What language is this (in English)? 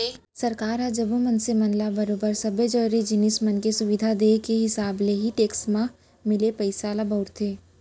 Chhattisgarhi